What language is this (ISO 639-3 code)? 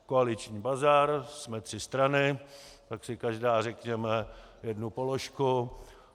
ces